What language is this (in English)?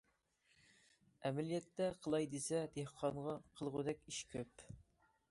Uyghur